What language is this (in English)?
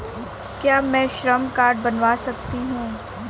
Hindi